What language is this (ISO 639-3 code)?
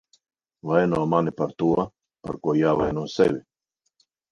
lav